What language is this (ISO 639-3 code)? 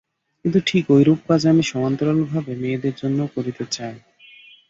ben